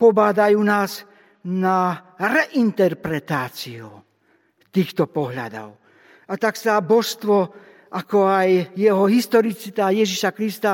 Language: Slovak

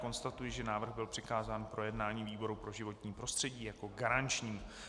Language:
Czech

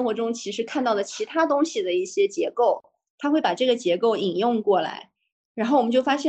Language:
Chinese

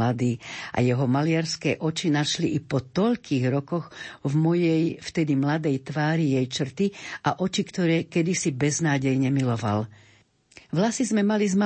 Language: Slovak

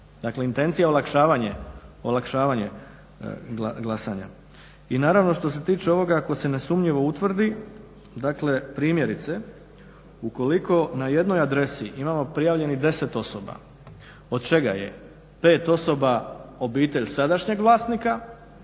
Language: Croatian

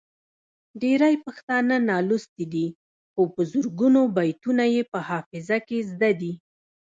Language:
Pashto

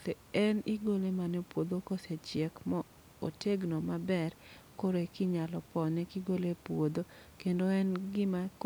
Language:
Luo (Kenya and Tanzania)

